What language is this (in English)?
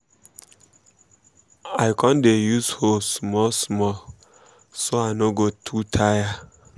Nigerian Pidgin